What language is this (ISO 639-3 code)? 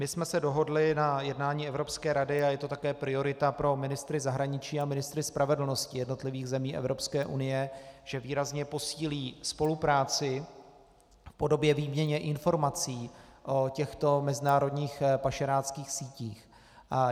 ces